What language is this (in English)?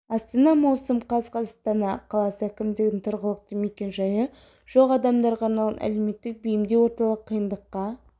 Kazakh